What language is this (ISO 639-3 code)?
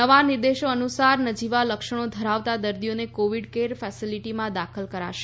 guj